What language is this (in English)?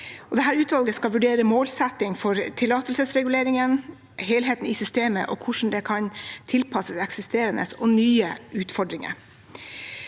Norwegian